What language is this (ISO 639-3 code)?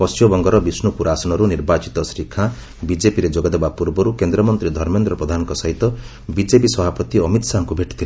ori